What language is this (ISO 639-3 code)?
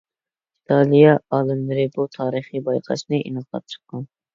uig